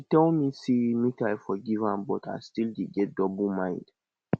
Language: Nigerian Pidgin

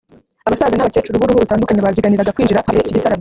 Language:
Kinyarwanda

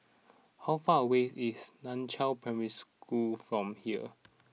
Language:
English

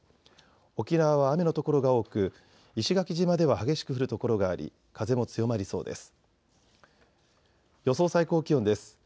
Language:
Japanese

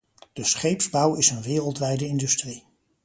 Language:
Dutch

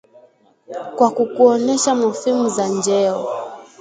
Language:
Swahili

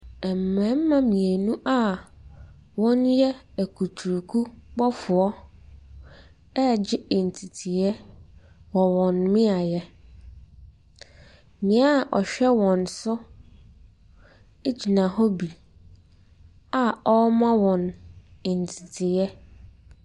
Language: Akan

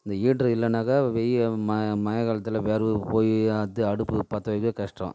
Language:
Tamil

